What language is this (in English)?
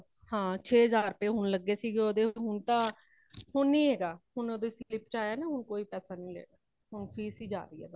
Punjabi